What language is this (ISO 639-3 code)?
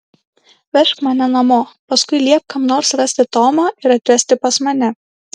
lit